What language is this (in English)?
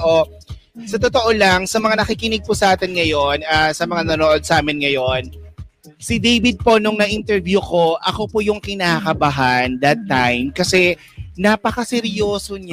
Filipino